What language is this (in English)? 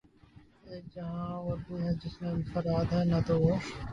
Urdu